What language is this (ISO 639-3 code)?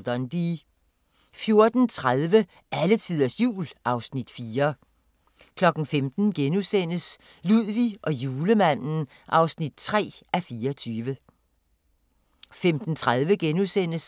dan